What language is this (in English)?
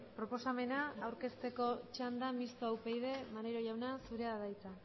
Basque